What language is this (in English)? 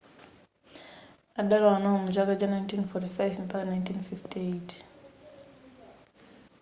Nyanja